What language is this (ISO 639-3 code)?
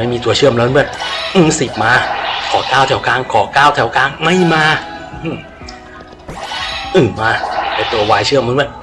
tha